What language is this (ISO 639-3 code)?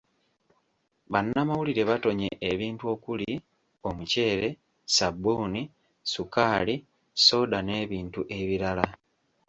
lug